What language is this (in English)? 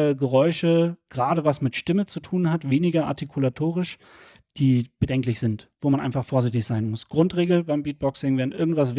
German